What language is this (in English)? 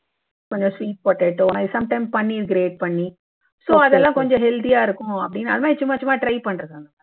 Tamil